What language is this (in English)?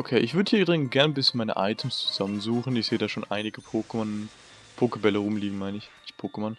German